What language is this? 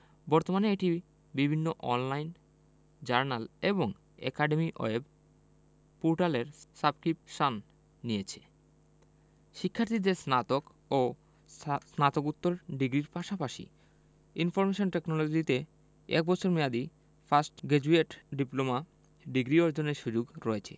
Bangla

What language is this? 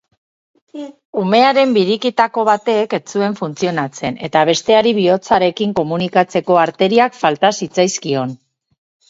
Basque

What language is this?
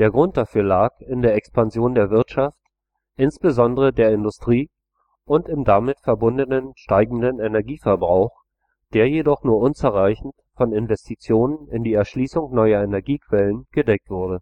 German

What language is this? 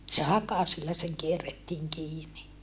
Finnish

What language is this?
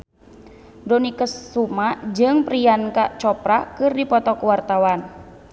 Sundanese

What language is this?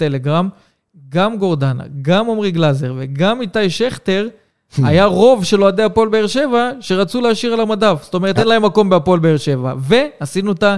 Hebrew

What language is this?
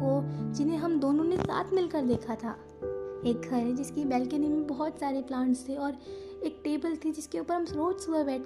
Hindi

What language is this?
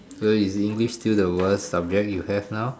English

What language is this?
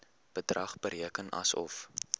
Afrikaans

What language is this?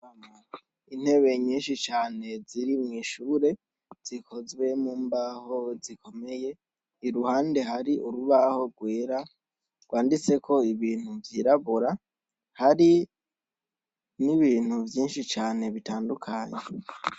Rundi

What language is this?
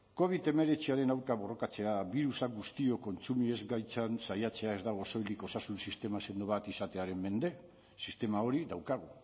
Basque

